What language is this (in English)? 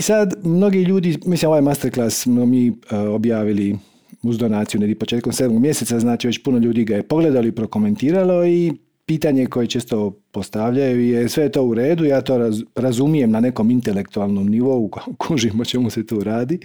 Croatian